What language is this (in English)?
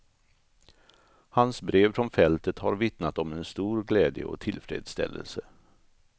Swedish